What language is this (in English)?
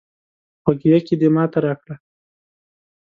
Pashto